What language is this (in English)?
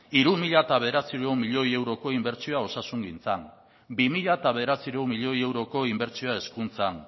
Basque